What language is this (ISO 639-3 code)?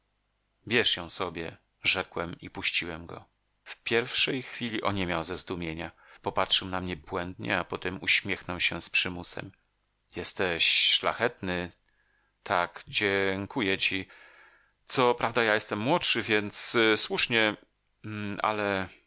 pol